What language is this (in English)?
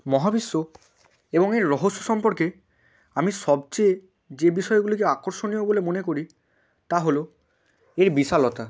Bangla